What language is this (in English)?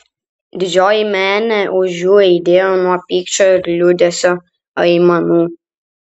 Lithuanian